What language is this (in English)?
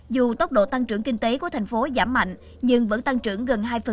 Vietnamese